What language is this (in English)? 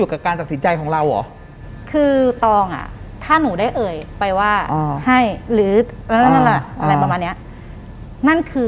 Thai